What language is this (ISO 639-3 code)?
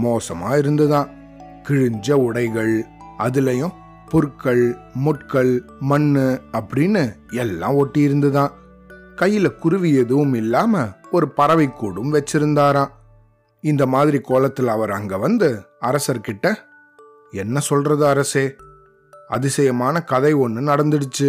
tam